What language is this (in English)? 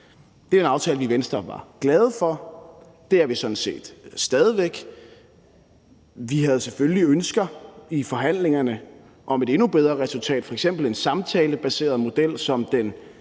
Danish